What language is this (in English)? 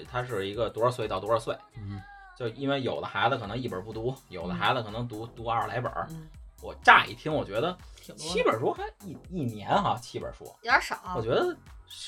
Chinese